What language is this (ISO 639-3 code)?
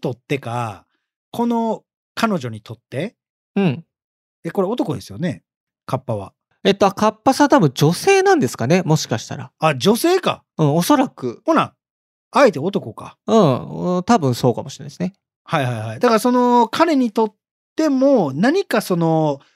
jpn